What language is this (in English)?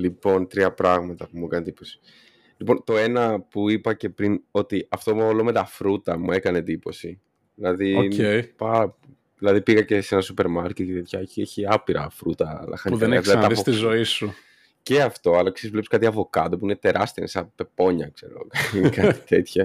Greek